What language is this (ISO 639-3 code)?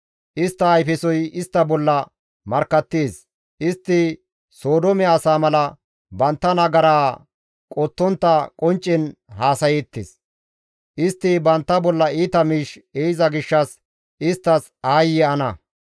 gmv